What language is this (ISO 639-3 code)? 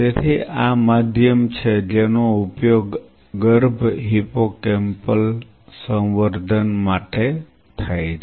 guj